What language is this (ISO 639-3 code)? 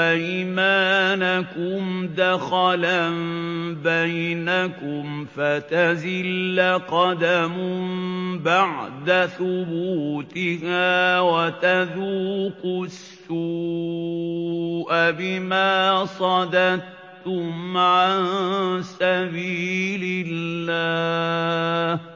ara